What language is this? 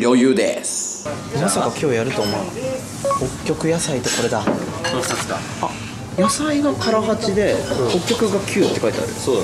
Japanese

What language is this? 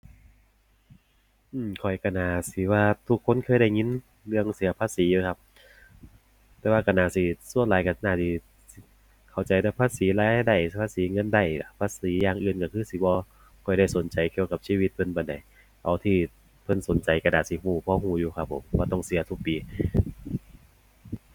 Thai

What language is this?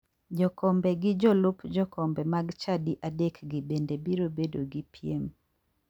Luo (Kenya and Tanzania)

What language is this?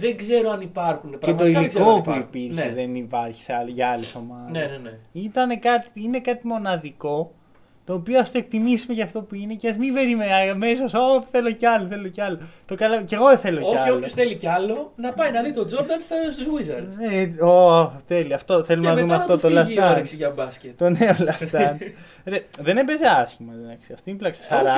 Greek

